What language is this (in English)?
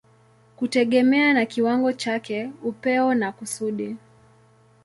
Swahili